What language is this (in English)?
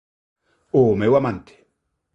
Galician